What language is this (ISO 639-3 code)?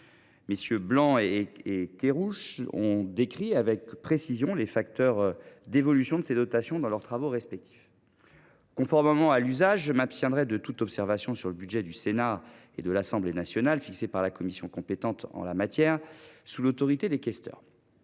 fra